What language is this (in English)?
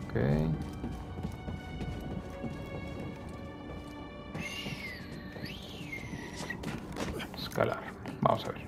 Spanish